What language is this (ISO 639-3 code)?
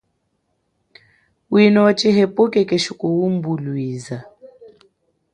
cjk